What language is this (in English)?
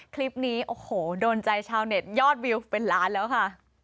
Thai